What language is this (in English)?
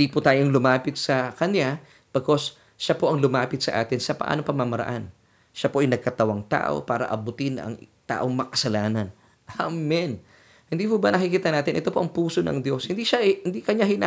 Filipino